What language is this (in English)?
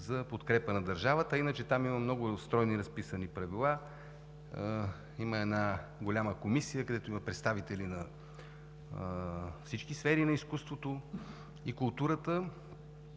Bulgarian